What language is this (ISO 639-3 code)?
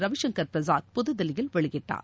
tam